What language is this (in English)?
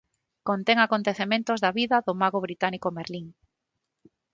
Galician